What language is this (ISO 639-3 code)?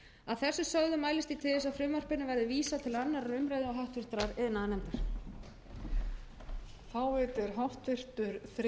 isl